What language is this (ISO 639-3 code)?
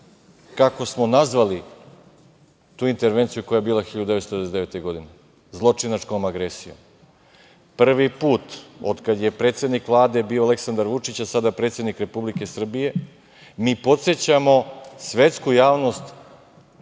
srp